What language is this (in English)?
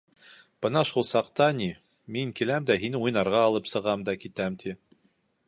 Bashkir